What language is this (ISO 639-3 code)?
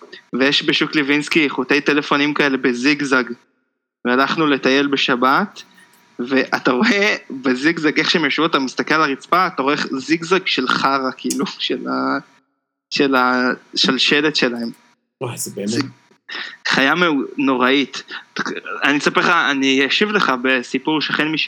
heb